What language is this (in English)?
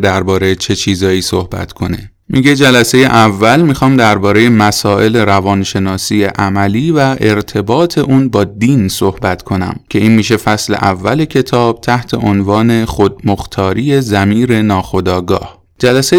Persian